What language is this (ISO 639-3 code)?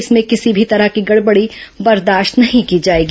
hin